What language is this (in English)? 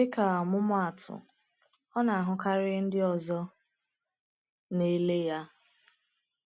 Igbo